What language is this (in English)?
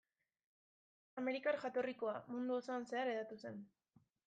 Basque